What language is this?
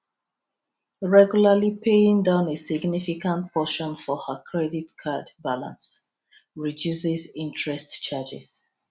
Nigerian Pidgin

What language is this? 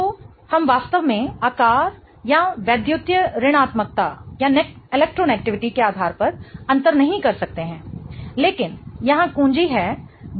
Hindi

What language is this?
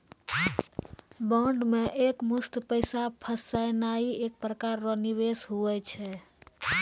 Maithili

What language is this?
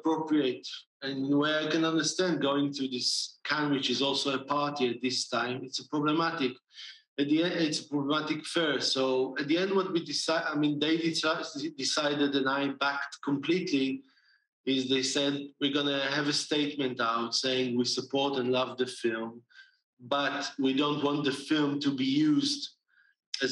English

